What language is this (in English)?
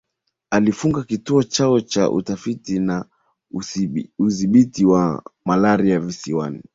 Swahili